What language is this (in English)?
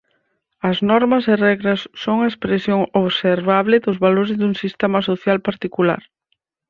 Galician